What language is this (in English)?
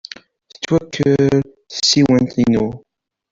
Kabyle